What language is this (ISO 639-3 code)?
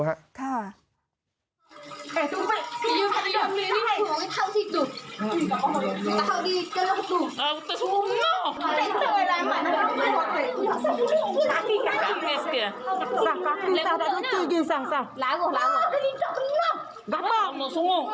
tha